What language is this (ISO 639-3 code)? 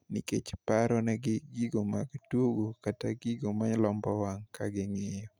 luo